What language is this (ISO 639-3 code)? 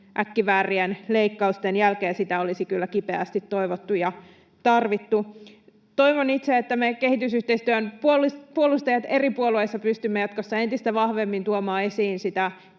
fin